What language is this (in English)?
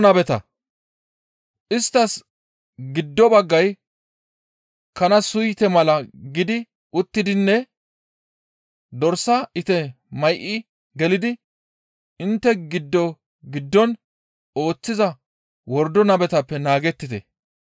Gamo